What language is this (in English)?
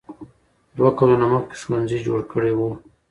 Pashto